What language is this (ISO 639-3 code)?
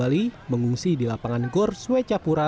ind